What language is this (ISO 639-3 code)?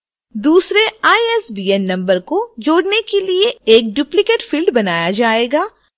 hin